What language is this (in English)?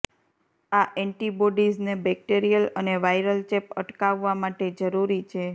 Gujarati